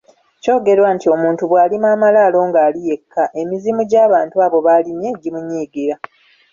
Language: Ganda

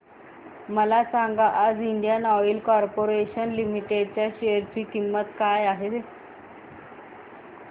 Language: Marathi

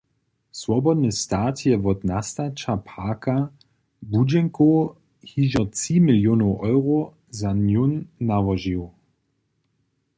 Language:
Upper Sorbian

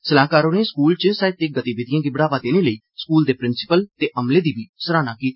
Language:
Dogri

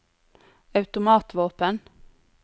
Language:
Norwegian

